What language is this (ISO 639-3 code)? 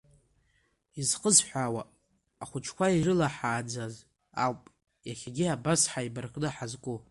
abk